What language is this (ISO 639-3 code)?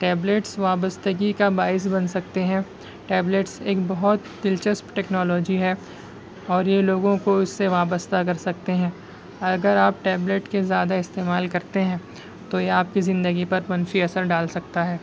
urd